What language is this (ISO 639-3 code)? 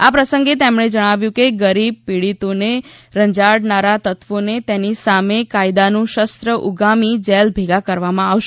guj